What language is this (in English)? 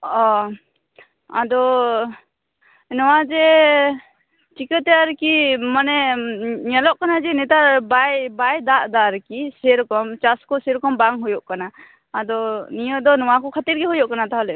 Santali